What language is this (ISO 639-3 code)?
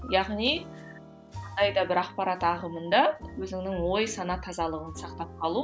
kaz